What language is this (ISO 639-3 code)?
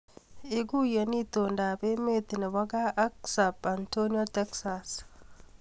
kln